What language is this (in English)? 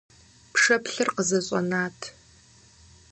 Kabardian